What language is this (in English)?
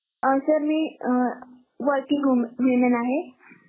Marathi